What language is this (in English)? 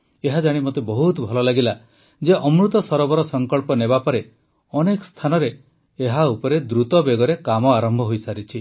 Odia